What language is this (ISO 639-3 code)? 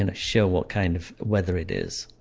eng